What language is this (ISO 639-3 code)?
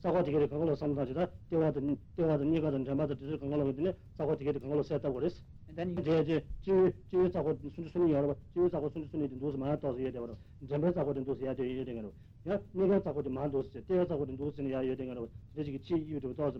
ita